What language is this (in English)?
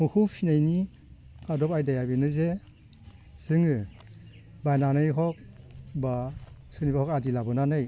Bodo